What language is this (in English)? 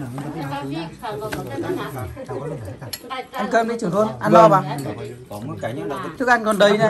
Vietnamese